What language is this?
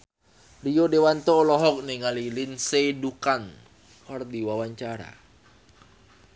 Sundanese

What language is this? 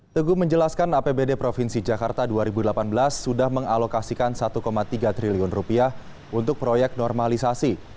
Indonesian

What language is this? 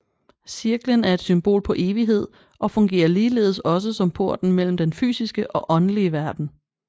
Danish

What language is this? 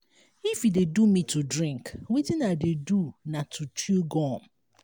Nigerian Pidgin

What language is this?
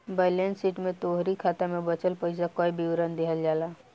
Bhojpuri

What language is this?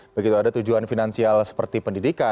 Indonesian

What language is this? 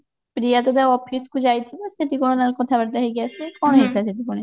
Odia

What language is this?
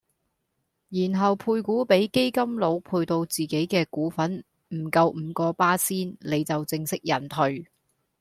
Cantonese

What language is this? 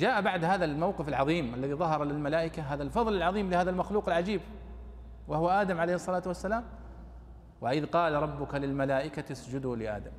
Arabic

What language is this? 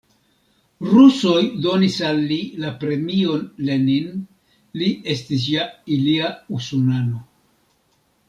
Esperanto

